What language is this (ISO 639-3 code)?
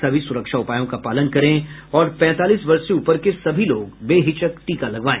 hin